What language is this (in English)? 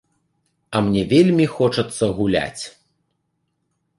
Belarusian